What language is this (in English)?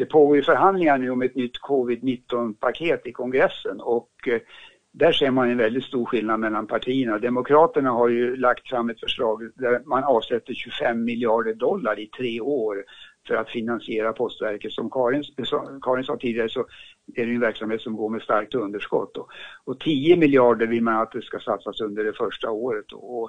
Swedish